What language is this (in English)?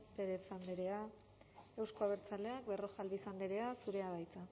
Basque